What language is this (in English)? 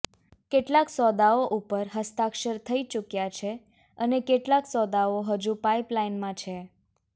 Gujarati